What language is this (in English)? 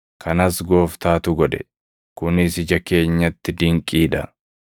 Oromo